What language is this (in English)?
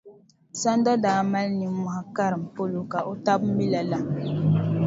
Dagbani